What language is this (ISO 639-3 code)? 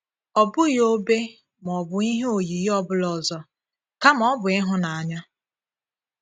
ibo